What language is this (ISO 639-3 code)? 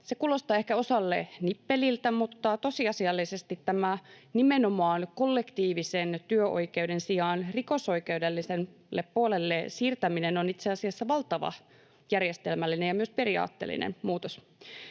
fin